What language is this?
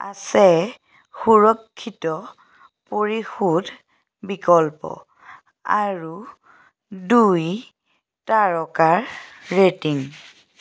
Assamese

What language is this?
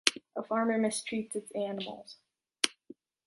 English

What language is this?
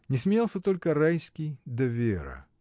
Russian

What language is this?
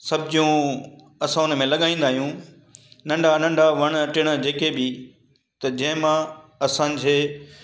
Sindhi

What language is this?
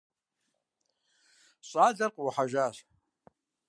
Kabardian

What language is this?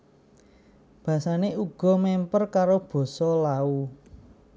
Javanese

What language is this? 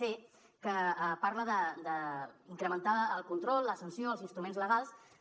Catalan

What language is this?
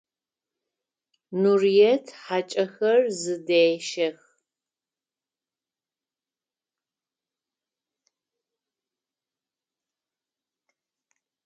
Adyghe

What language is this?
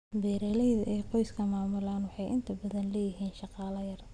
Somali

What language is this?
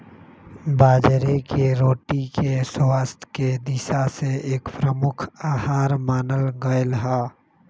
Magahi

